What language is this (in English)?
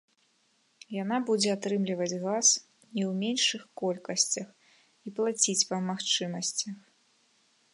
Belarusian